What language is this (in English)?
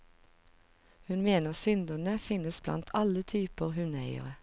Norwegian